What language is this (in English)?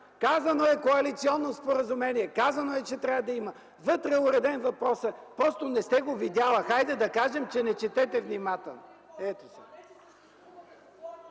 Bulgarian